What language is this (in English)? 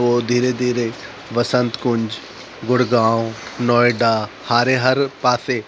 Sindhi